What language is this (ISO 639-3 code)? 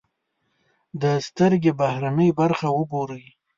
pus